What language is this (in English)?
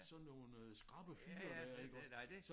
Danish